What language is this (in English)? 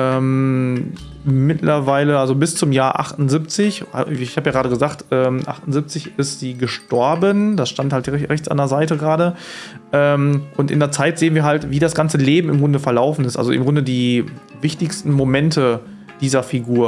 German